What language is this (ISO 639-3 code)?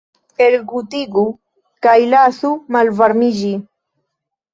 epo